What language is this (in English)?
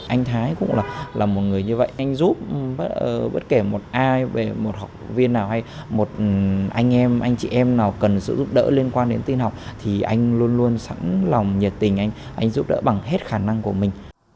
Vietnamese